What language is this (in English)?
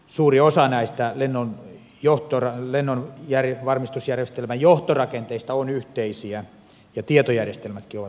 Finnish